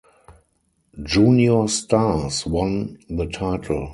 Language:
English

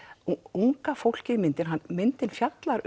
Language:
Icelandic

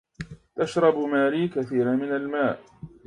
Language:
Arabic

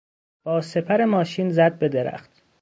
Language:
Persian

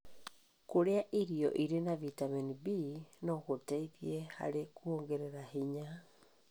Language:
Kikuyu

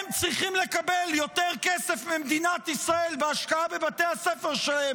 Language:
Hebrew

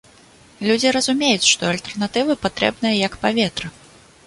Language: Belarusian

